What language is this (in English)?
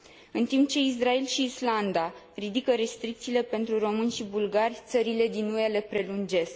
Romanian